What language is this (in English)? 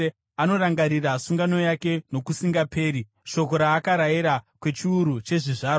Shona